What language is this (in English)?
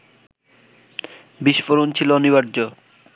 Bangla